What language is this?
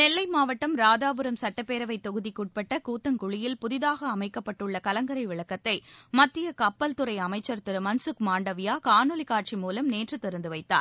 Tamil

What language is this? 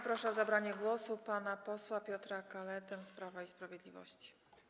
Polish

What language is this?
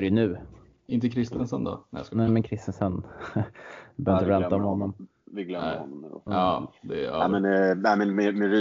Swedish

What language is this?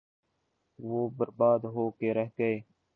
Urdu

